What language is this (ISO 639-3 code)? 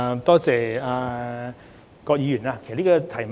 yue